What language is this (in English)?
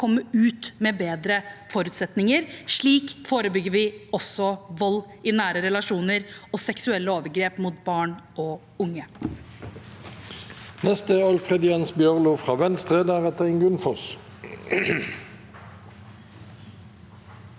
Norwegian